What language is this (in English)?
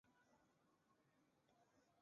Chinese